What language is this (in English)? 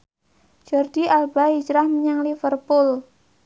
Javanese